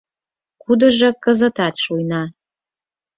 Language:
Mari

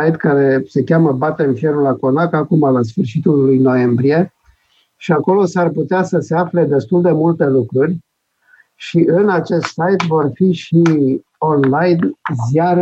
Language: Romanian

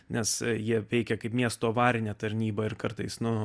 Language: Lithuanian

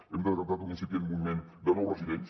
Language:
Catalan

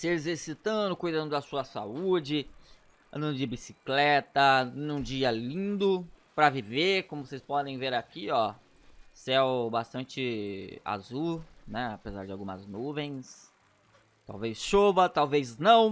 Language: Portuguese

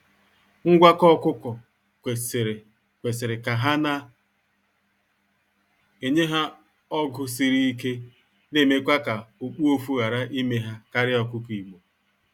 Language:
Igbo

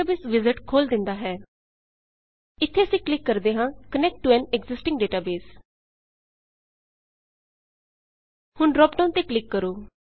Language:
Punjabi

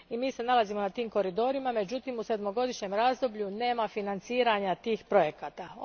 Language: Croatian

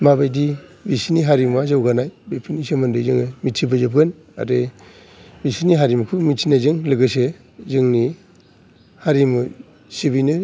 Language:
Bodo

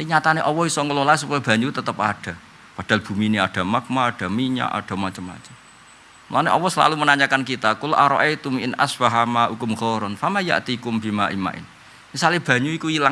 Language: Indonesian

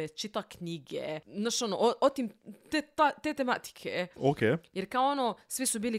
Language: Croatian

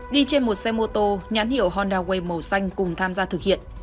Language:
Vietnamese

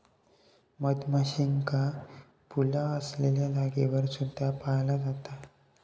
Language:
Marathi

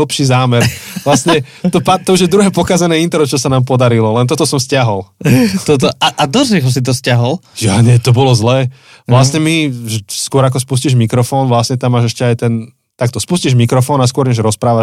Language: Slovak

